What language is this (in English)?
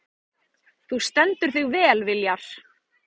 Icelandic